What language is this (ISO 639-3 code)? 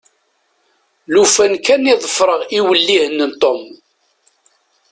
kab